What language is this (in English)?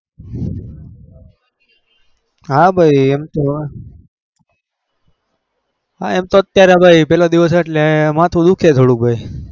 Gujarati